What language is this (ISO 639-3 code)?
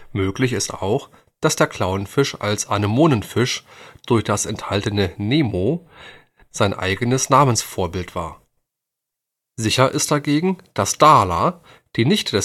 deu